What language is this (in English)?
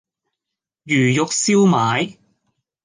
Cantonese